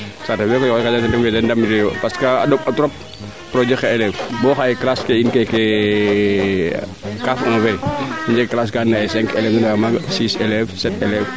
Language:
Serer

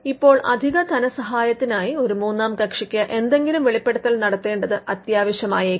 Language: Malayalam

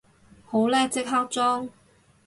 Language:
Cantonese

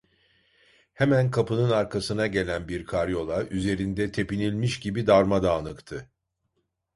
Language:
Turkish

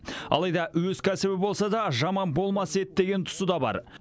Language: Kazakh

